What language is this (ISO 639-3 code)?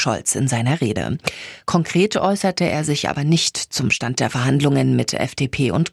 deu